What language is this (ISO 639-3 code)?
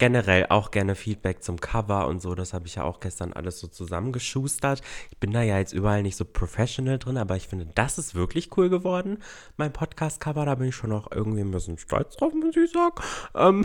deu